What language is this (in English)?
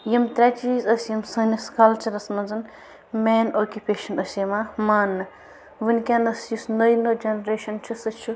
Kashmiri